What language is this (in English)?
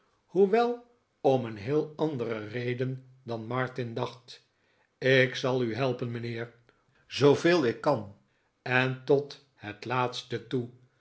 Dutch